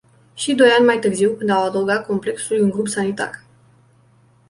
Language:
Romanian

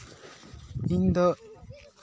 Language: Santali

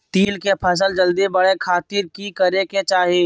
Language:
Magahi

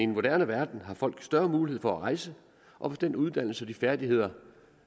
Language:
Danish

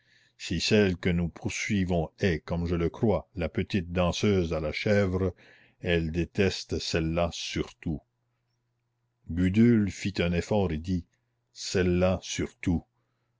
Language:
French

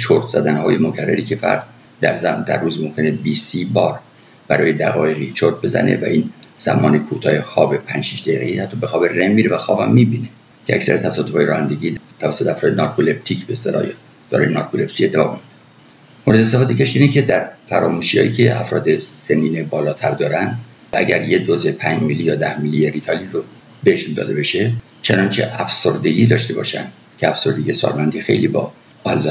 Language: Persian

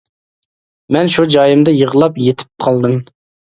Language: Uyghur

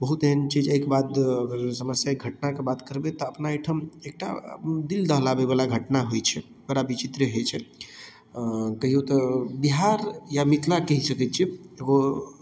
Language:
Maithili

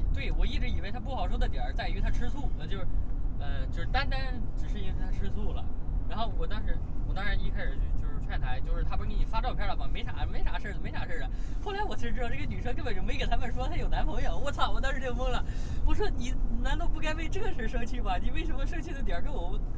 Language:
Chinese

